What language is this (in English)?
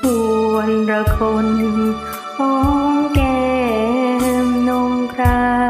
Thai